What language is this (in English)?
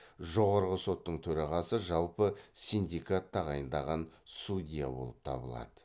Kazakh